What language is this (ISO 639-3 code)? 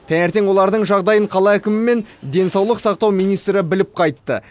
kaz